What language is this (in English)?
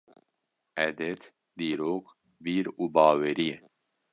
Kurdish